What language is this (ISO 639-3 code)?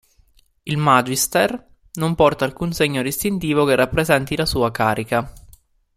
ita